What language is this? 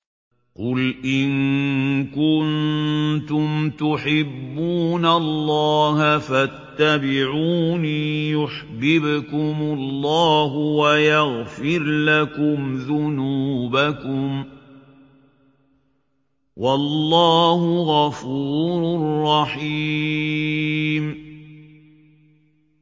Arabic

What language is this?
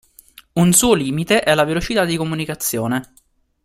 Italian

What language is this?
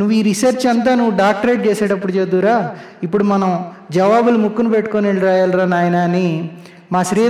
Telugu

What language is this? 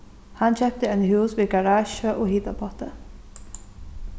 Faroese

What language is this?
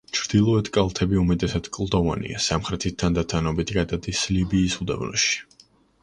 Georgian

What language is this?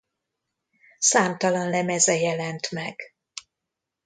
Hungarian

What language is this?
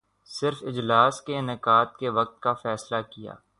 Urdu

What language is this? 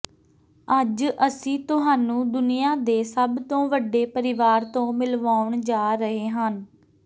Punjabi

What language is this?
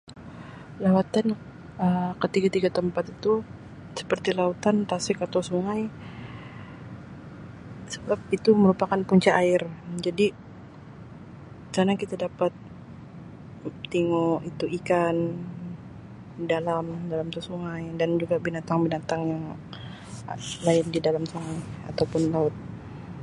Sabah Malay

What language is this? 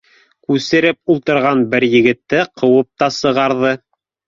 Bashkir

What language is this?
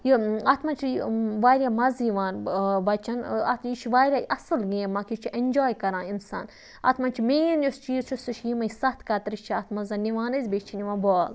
Kashmiri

